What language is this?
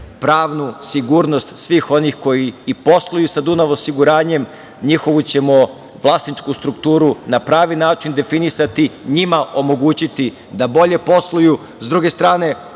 Serbian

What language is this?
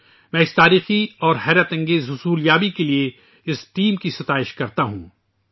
Urdu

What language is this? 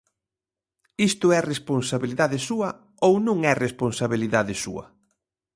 Galician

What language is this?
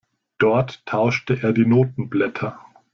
German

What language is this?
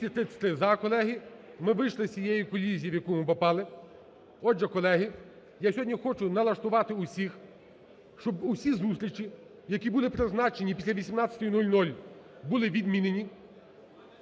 Ukrainian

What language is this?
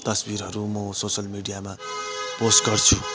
Nepali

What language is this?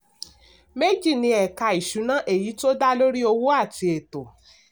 Yoruba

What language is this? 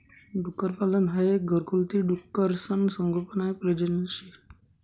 Marathi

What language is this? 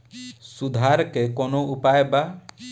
Bhojpuri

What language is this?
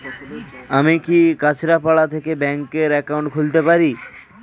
Bangla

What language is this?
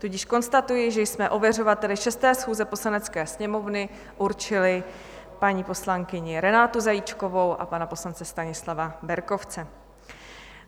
Czech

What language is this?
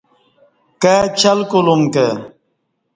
Kati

